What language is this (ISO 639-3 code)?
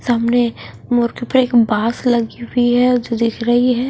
hin